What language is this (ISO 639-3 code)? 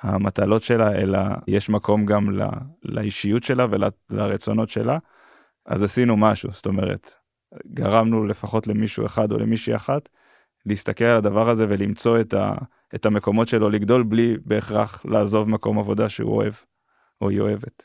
heb